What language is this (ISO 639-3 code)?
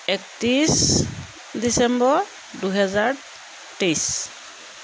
asm